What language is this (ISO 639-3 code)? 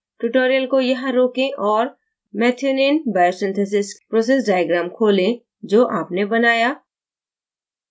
hin